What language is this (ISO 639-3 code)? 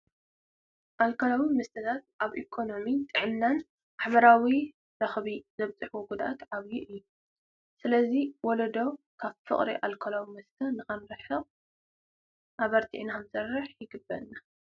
tir